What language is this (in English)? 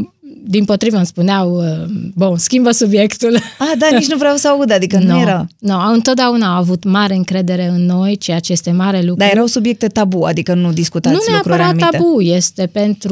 Romanian